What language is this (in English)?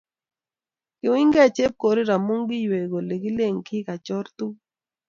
Kalenjin